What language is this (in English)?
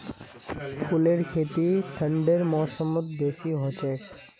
Magahi